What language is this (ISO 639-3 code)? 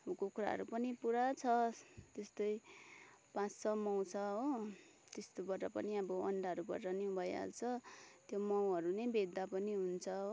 nep